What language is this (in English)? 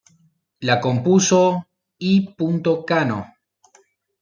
Spanish